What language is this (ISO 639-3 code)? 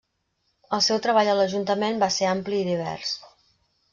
cat